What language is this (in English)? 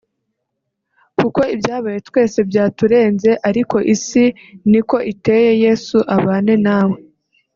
Kinyarwanda